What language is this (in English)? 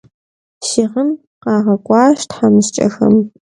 Kabardian